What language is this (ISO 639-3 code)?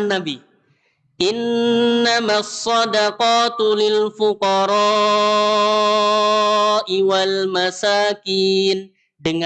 ind